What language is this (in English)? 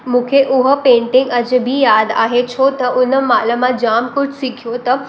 Sindhi